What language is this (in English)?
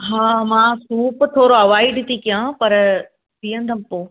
Sindhi